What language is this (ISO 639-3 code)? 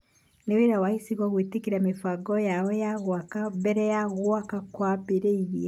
kik